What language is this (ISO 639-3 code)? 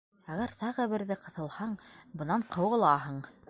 bak